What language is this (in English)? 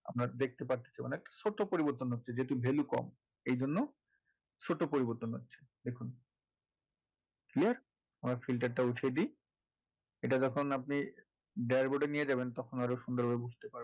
Bangla